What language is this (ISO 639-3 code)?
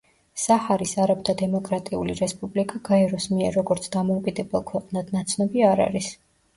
kat